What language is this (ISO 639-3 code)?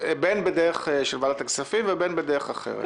heb